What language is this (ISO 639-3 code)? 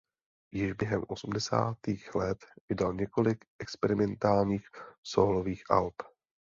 ces